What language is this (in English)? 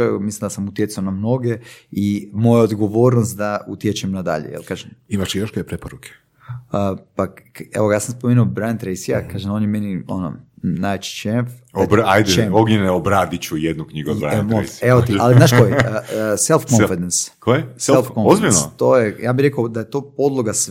Croatian